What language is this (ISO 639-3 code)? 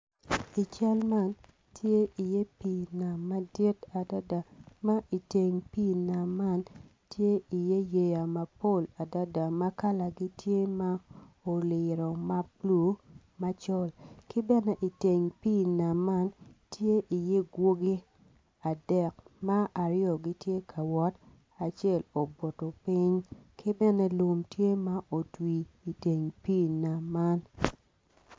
ach